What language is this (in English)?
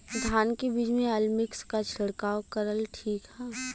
Bhojpuri